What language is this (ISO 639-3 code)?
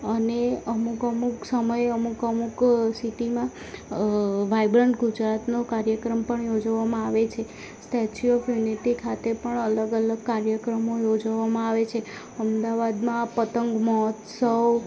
guj